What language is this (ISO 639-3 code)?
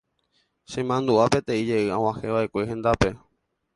grn